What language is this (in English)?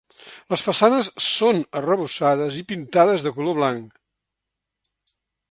Catalan